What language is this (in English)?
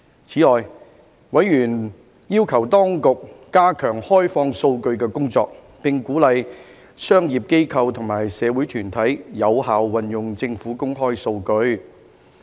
Cantonese